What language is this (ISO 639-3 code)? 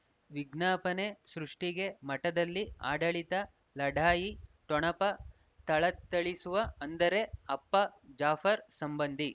kan